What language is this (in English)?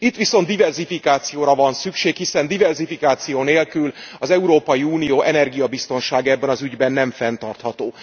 Hungarian